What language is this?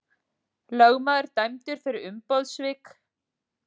Icelandic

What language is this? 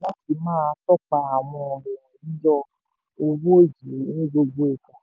Yoruba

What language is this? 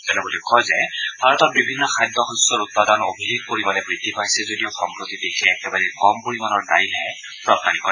Assamese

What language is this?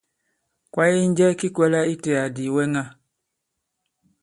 Bankon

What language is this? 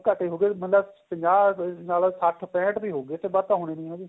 Punjabi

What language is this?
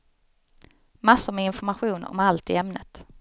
Swedish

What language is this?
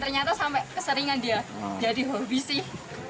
Indonesian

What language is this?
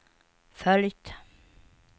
Swedish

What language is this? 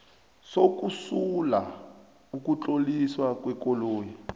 South Ndebele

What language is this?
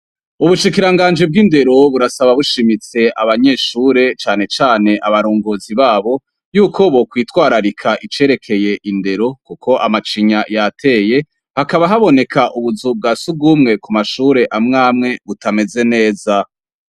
Rundi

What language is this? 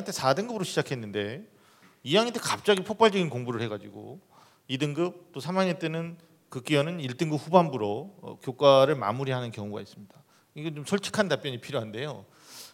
Korean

